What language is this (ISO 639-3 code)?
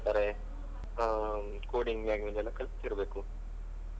kan